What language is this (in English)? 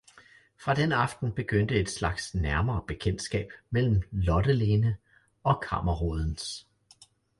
Danish